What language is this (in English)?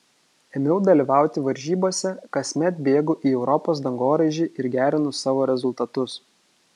Lithuanian